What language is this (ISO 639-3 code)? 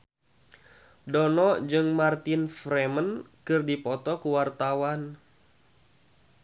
sun